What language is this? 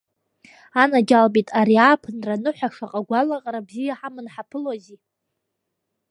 Abkhazian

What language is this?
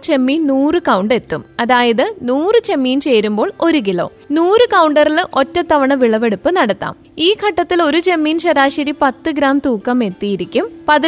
Malayalam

